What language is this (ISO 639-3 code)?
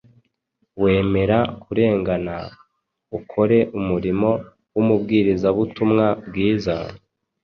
kin